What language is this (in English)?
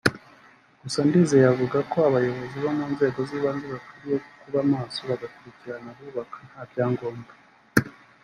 Kinyarwanda